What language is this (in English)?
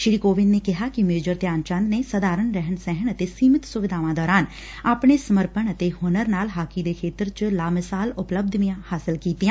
Punjabi